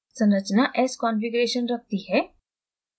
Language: Hindi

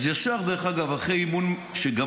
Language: Hebrew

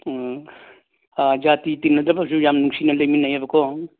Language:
Manipuri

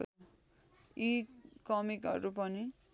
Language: Nepali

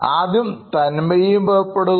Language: Malayalam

